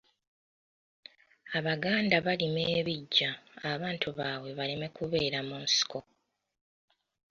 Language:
Ganda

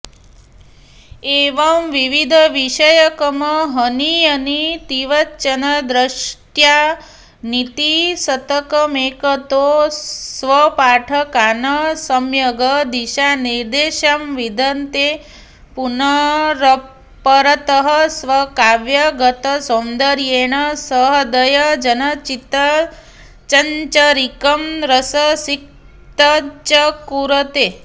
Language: Sanskrit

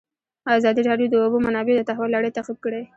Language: Pashto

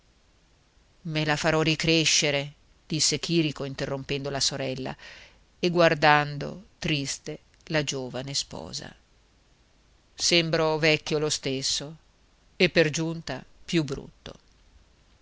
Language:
Italian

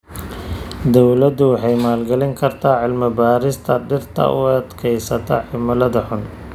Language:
Somali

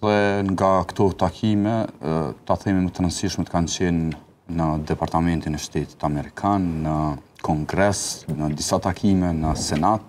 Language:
Romanian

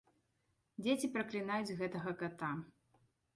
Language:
Belarusian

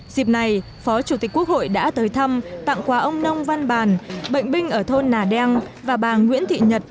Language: Vietnamese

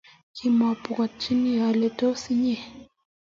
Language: Kalenjin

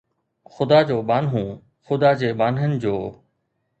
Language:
Sindhi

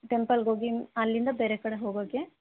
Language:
Kannada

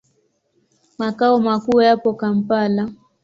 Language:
Swahili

